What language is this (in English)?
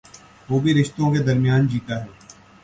Urdu